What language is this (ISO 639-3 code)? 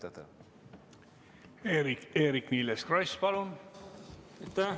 est